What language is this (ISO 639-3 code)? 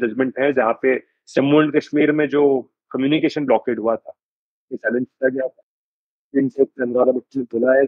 hin